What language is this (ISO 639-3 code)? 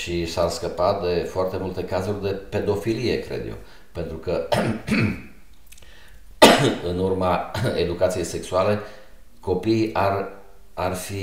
ron